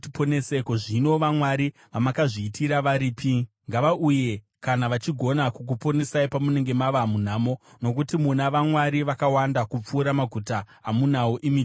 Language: Shona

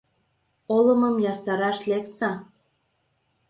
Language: Mari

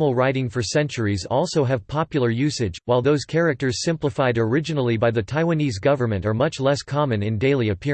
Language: English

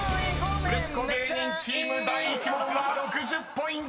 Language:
Japanese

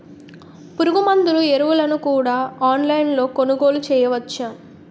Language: Telugu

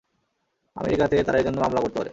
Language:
Bangla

